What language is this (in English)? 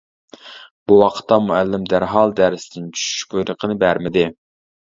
Uyghur